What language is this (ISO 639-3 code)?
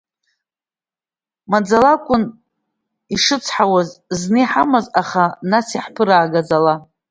abk